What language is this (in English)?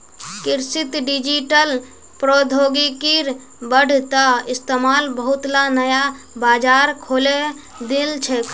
Magahi